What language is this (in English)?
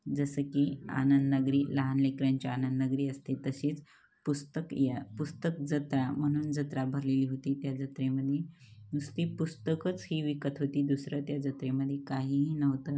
Marathi